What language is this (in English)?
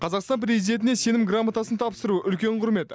Kazakh